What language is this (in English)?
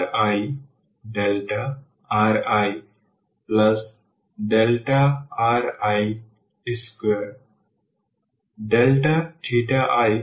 Bangla